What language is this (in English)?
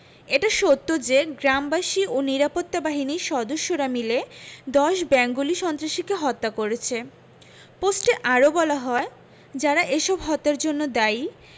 Bangla